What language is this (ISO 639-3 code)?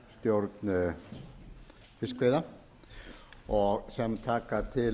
isl